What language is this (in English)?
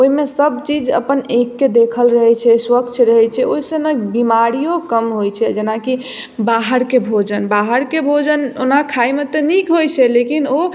Maithili